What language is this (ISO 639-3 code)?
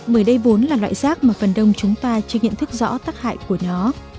vie